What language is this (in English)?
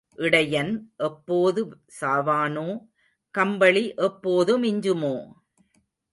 Tamil